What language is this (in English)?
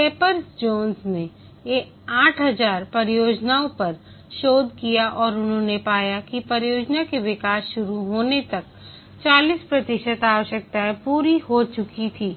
Hindi